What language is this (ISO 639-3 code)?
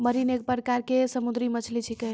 mai